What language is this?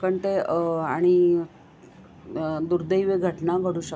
Marathi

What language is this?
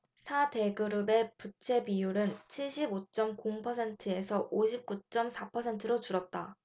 Korean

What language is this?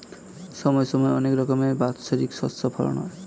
Bangla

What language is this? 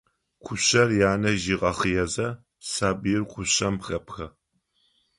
Adyghe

